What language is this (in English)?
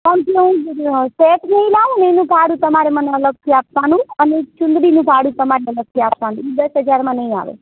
Gujarati